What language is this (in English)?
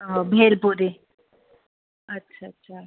Sindhi